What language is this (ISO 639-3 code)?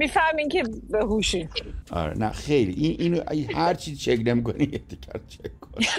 fas